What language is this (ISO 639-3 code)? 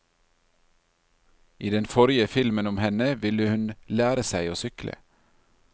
nor